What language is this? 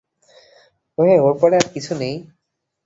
Bangla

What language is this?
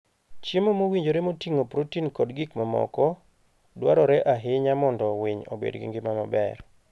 Luo (Kenya and Tanzania)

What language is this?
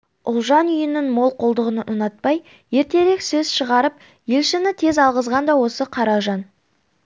Kazakh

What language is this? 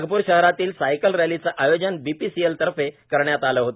Marathi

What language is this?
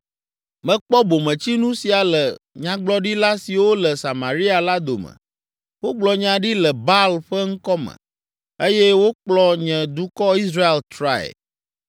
Ewe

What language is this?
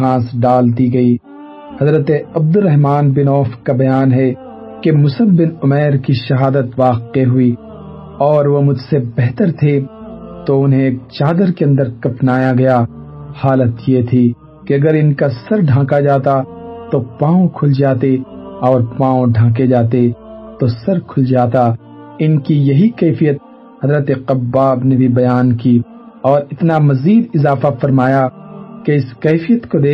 Urdu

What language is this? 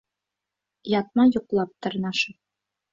Bashkir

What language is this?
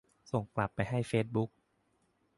Thai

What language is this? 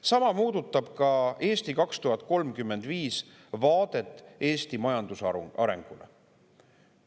Estonian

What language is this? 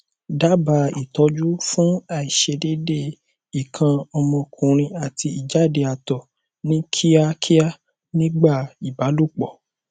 Yoruba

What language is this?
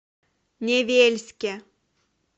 Russian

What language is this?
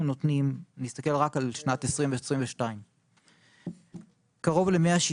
Hebrew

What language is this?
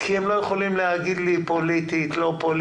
Hebrew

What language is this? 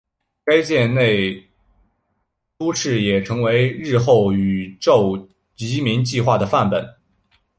Chinese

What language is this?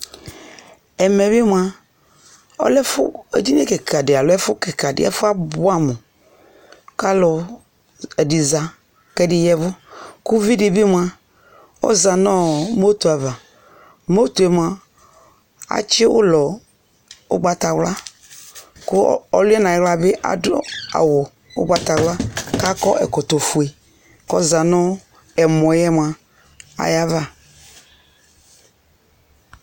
Ikposo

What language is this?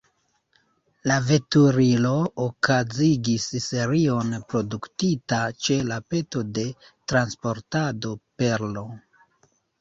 Esperanto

